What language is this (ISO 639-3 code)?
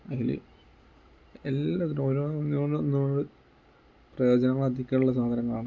mal